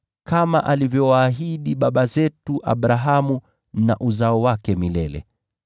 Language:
Swahili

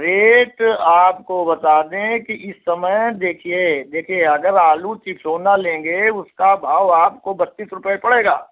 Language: Hindi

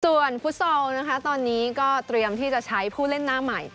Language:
Thai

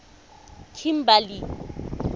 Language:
Tswana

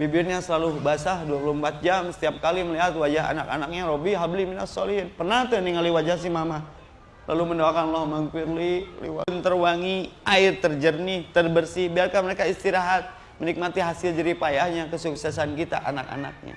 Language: Indonesian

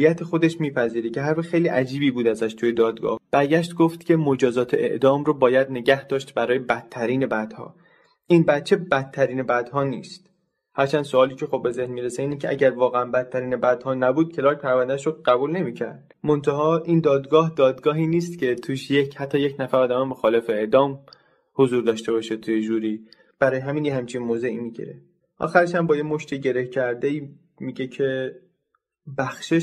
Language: Persian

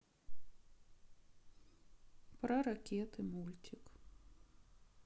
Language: Russian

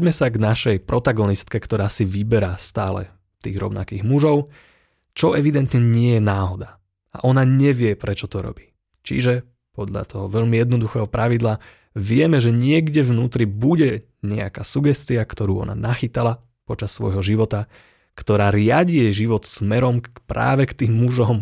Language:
Slovak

